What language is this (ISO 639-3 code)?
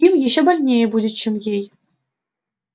rus